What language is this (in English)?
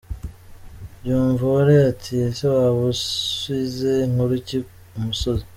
Kinyarwanda